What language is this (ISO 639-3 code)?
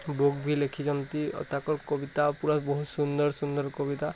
ori